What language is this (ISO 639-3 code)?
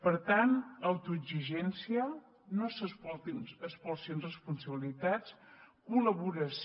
cat